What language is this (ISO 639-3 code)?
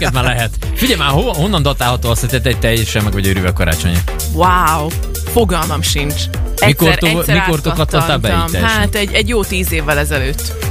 hun